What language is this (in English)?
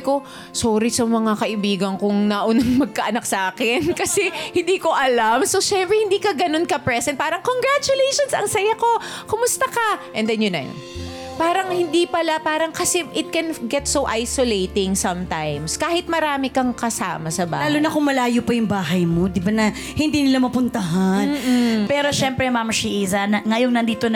Filipino